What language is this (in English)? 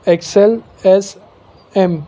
Gujarati